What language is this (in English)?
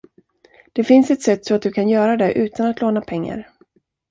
Swedish